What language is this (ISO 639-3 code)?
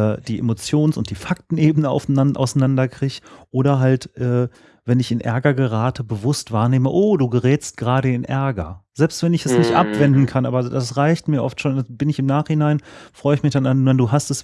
deu